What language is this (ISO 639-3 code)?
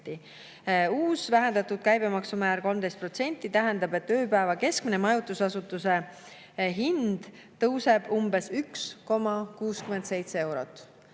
est